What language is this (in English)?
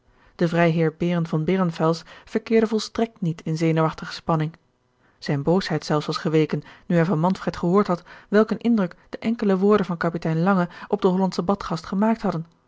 Dutch